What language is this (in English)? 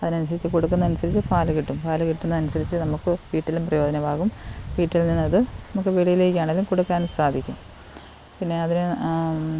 Malayalam